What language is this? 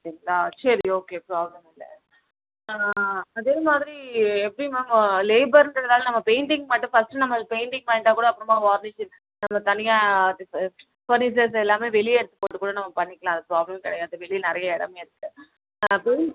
Tamil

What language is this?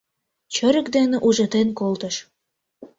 Mari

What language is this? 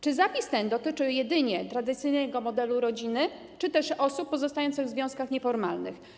Polish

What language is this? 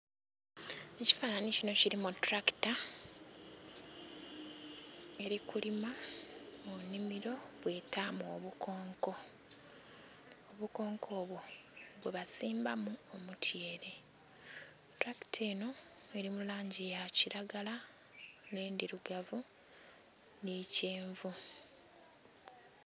Soga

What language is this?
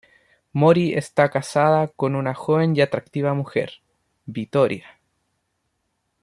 Spanish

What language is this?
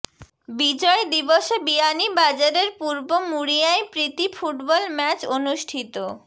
Bangla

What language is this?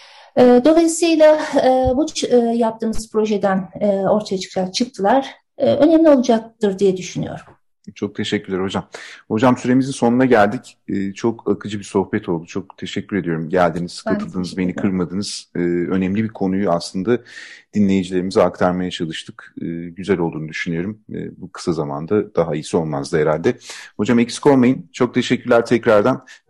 Turkish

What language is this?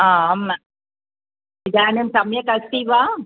Sanskrit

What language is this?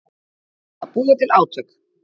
Icelandic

